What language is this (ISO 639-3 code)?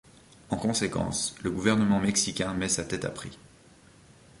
fra